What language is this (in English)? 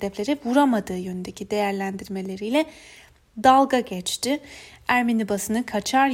Turkish